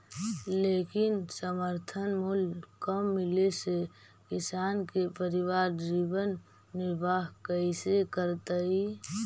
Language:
Magahi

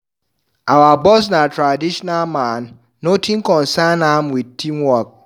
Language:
Nigerian Pidgin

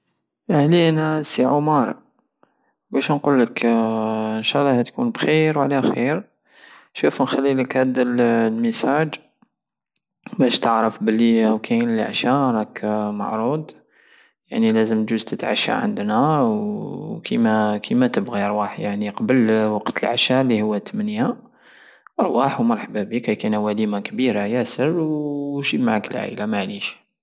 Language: Algerian Saharan Arabic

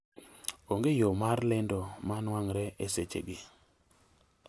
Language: Luo (Kenya and Tanzania)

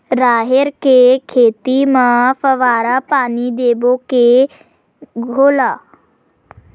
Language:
Chhattisgarhi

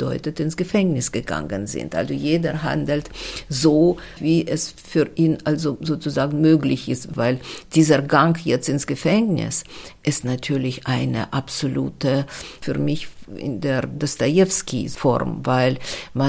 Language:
German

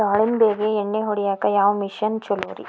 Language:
Kannada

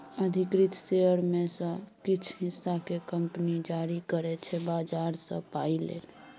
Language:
Maithili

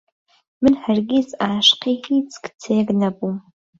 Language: Central Kurdish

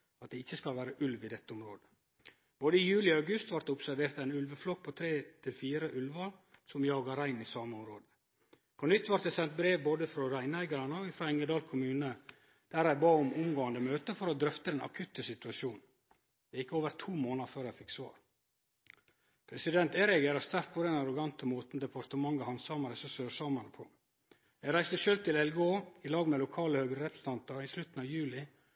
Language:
Norwegian Nynorsk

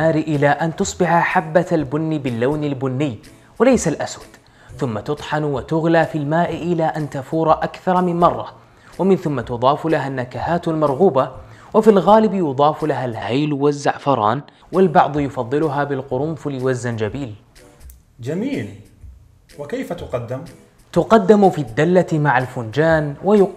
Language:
Arabic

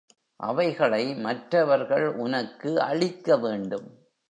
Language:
Tamil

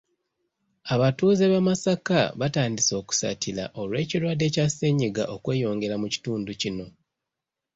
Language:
Ganda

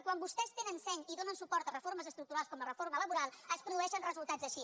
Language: Catalan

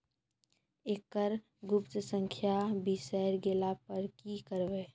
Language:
Maithili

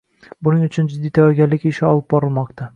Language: Uzbek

